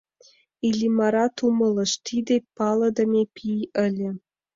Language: Mari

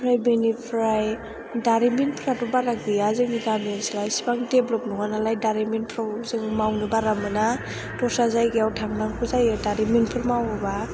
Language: Bodo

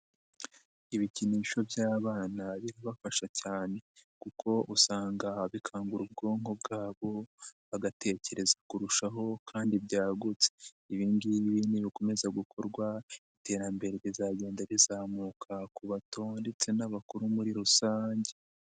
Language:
Kinyarwanda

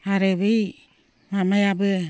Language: Bodo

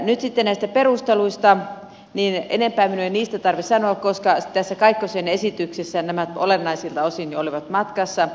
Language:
Finnish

